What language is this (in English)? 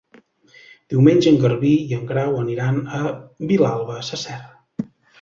Catalan